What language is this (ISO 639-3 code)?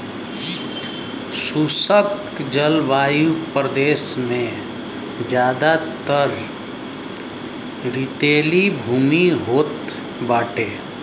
bho